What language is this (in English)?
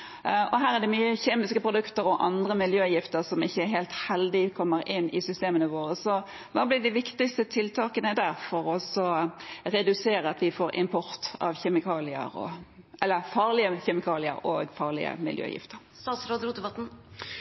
Norwegian Bokmål